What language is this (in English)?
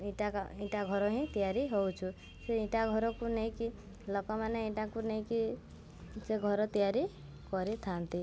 Odia